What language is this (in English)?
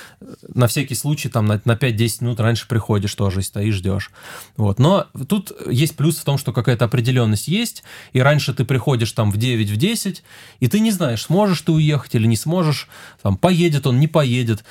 Russian